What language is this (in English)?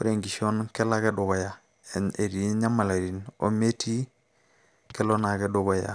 Masai